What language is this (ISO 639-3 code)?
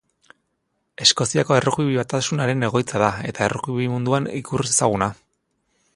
eus